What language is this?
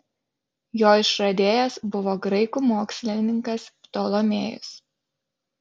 Lithuanian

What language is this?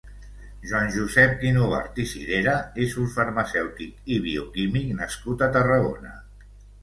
Catalan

